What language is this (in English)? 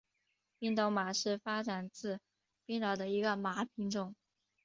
Chinese